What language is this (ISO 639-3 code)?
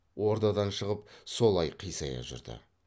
kaz